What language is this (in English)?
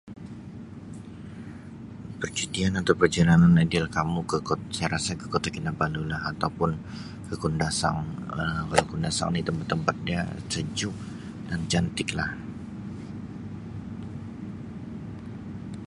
Sabah Malay